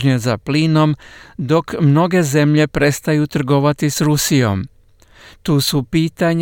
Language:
Croatian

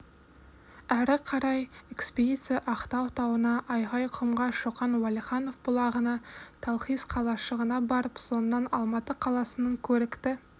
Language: Kazakh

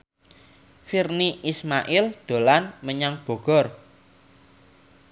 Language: Javanese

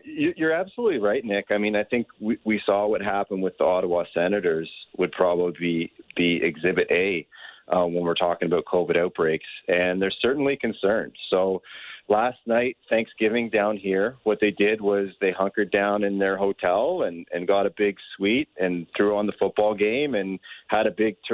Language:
English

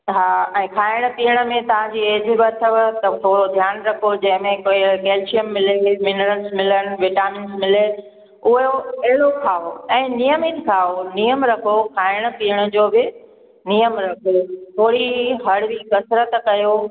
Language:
Sindhi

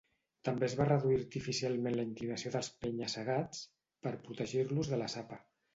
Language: Catalan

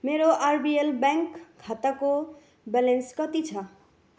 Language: Nepali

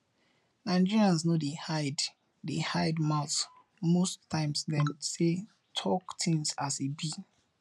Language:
Nigerian Pidgin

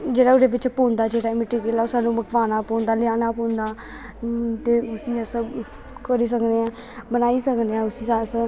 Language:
Dogri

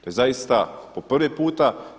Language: Croatian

